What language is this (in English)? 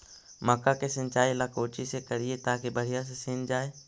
Magahi